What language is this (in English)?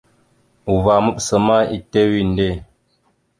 Mada (Cameroon)